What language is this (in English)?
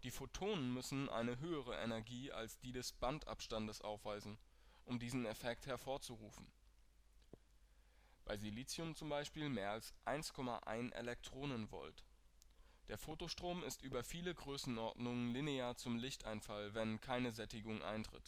German